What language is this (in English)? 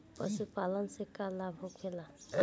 Bhojpuri